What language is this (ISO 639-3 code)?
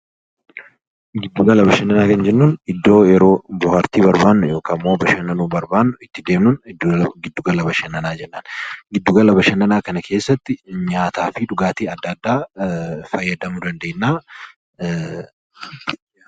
orm